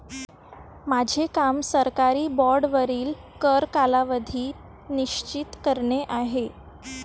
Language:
Marathi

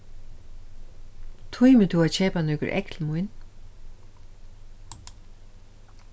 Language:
Faroese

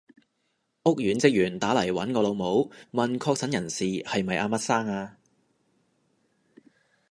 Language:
Cantonese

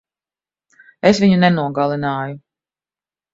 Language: Latvian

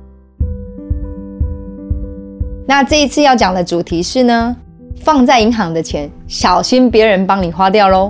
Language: Chinese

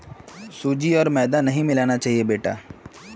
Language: Magahi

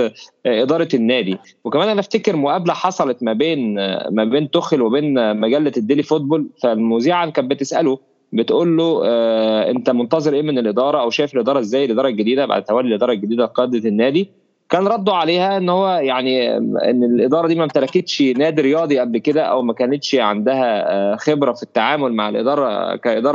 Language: Arabic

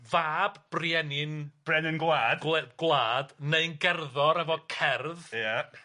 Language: Welsh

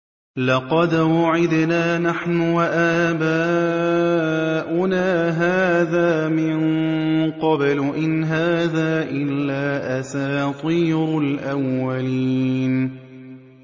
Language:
Arabic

